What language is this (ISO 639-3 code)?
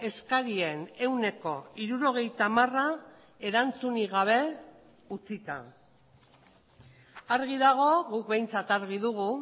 eus